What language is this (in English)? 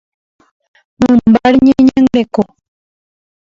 Guarani